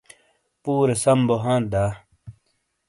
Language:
Shina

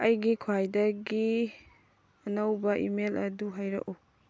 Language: Manipuri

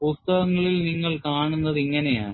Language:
Malayalam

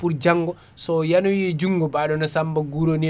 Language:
Fula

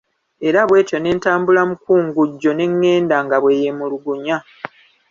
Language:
Ganda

